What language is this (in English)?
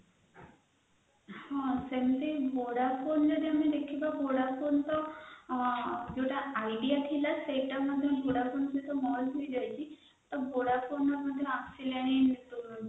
Odia